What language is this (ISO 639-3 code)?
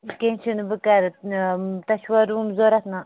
kas